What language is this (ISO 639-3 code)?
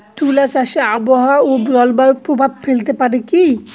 ben